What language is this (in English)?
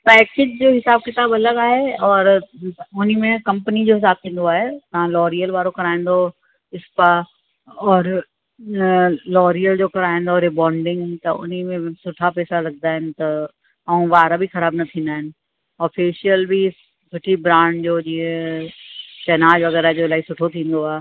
Sindhi